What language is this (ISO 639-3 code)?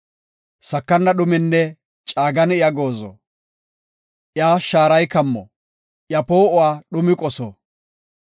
gof